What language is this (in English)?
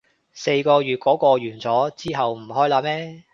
Cantonese